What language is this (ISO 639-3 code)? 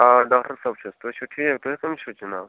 kas